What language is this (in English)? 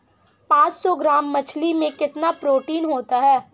Hindi